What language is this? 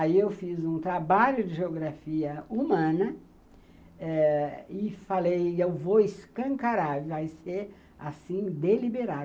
Portuguese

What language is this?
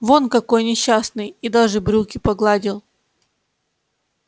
Russian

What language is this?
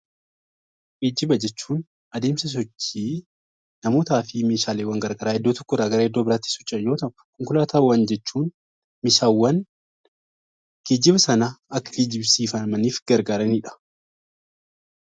Oromo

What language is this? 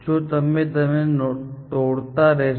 Gujarati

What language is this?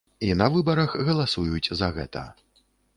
Belarusian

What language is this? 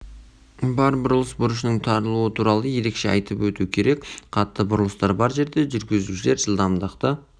Kazakh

